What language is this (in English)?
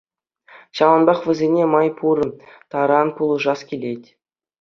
Chuvash